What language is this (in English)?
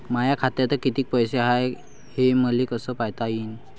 Marathi